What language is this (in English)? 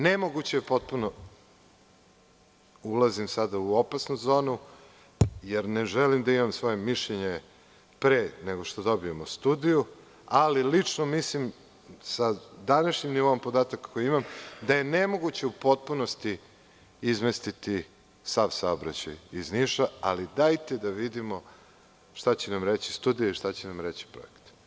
Serbian